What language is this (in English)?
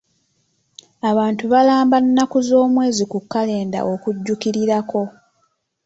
Ganda